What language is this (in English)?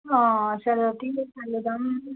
Nepali